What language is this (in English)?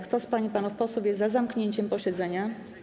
Polish